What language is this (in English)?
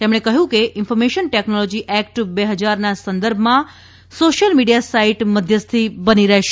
Gujarati